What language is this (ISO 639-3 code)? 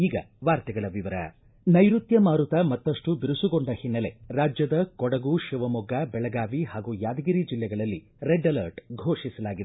kan